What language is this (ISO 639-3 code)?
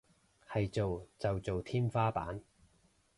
yue